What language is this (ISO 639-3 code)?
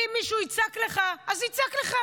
heb